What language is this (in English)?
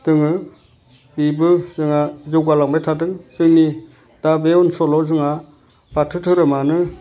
Bodo